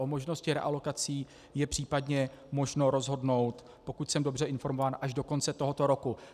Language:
Czech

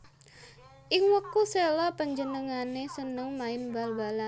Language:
Javanese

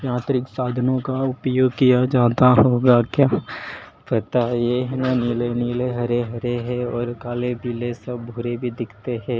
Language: Hindi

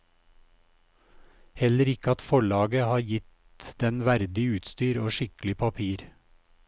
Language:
Norwegian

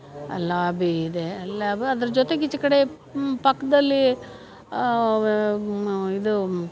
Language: Kannada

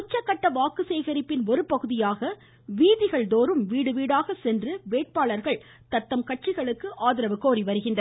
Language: Tamil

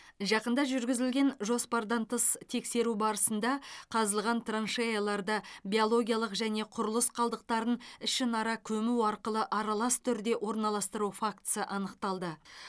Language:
Kazakh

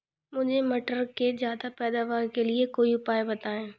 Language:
Hindi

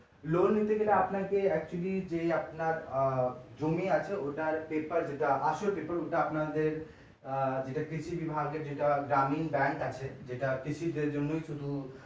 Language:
Bangla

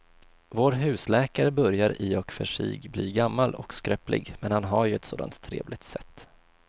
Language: Swedish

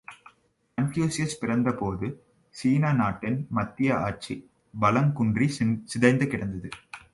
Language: Tamil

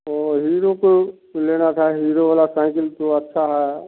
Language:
Hindi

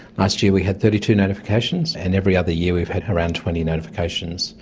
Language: English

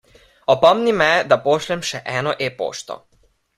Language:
Slovenian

